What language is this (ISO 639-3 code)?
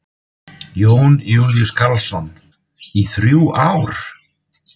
isl